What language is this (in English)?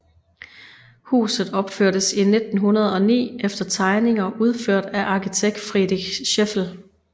Danish